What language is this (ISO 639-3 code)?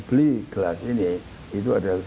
ind